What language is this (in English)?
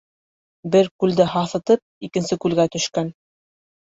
Bashkir